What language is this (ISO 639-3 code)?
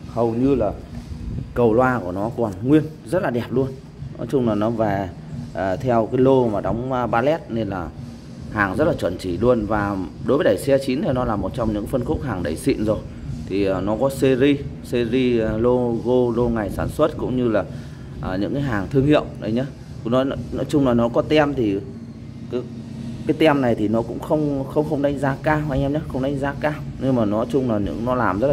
vie